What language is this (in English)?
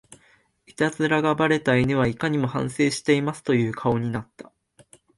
Japanese